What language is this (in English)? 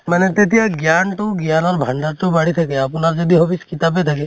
Assamese